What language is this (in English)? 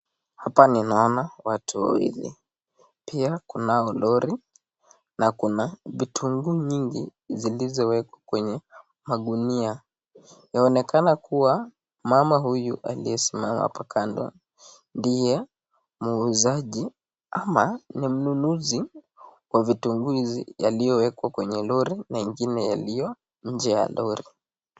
Swahili